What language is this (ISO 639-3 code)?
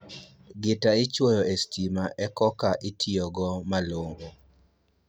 luo